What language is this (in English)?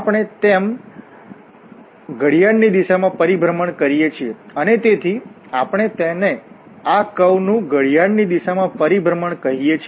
Gujarati